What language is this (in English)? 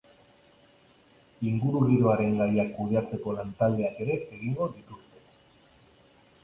Basque